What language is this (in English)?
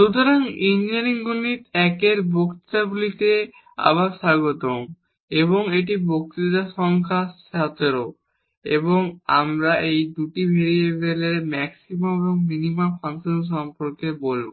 Bangla